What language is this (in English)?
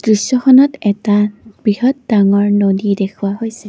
Assamese